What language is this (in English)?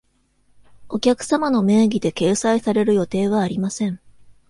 Japanese